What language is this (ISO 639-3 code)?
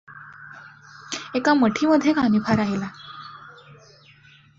mar